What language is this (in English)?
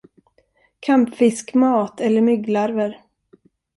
Swedish